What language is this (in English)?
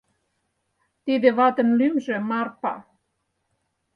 Mari